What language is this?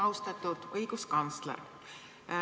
Estonian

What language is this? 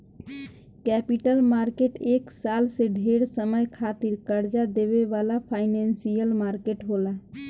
Bhojpuri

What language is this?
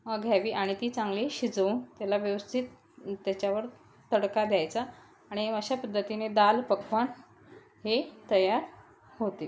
Marathi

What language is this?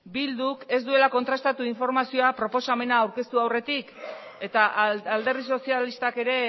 Basque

